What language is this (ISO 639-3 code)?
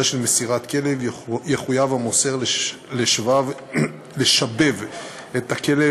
heb